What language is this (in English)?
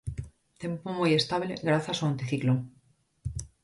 Galician